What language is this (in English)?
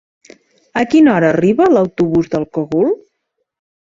Catalan